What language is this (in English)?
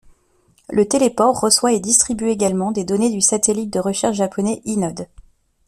French